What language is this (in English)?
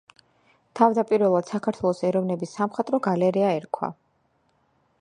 Georgian